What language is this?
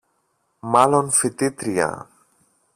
Greek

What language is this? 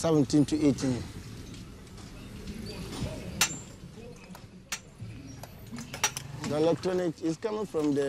German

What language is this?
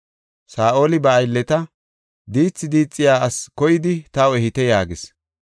Gofa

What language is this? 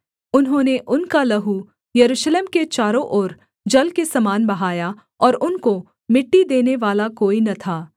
Hindi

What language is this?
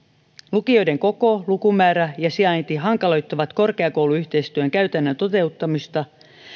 Finnish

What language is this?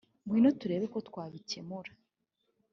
Kinyarwanda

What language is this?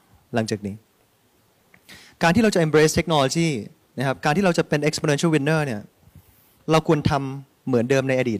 Thai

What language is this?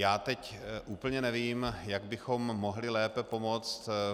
Czech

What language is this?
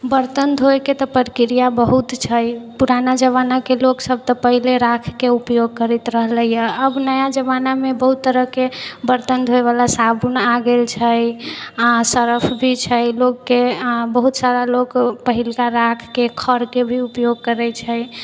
Maithili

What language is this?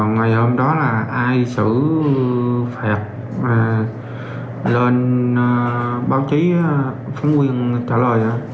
Vietnamese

